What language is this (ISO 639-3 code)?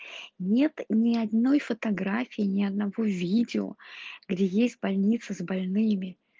rus